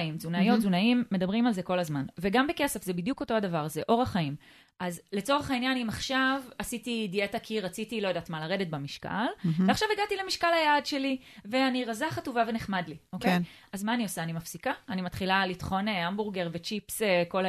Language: Hebrew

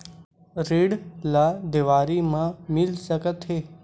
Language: Chhattisgarhi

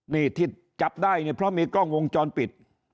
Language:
Thai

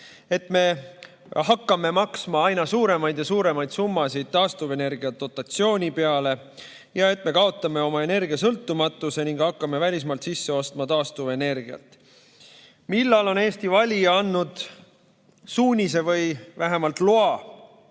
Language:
Estonian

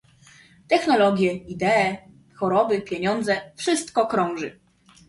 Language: Polish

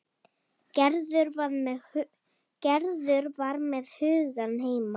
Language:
Icelandic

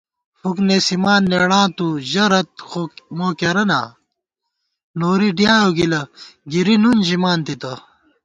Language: Gawar-Bati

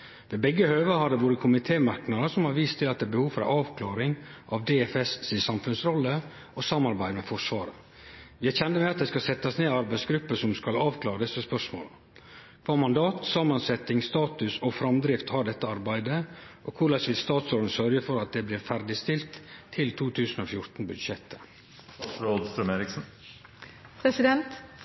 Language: Norwegian Nynorsk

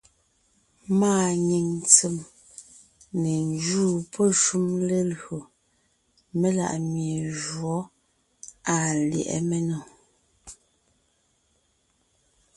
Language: Ngiemboon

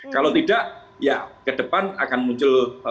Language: Indonesian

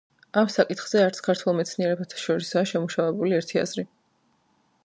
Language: Georgian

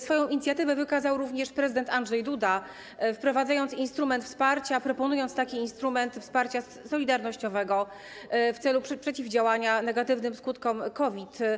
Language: Polish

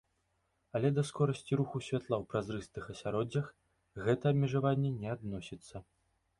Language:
Belarusian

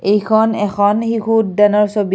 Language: Assamese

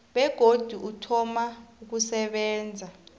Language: South Ndebele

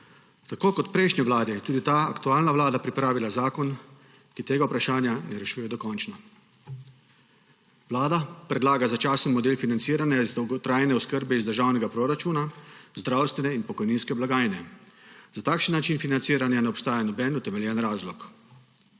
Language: Slovenian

